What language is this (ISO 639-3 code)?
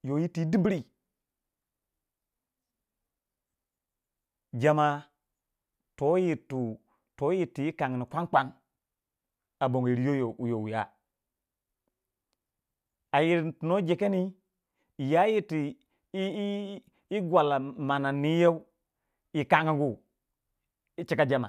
wja